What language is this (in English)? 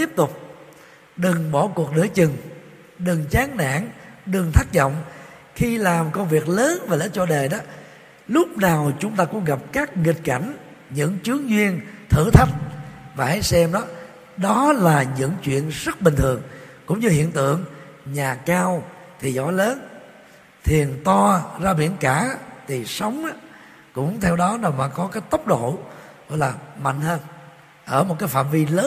Vietnamese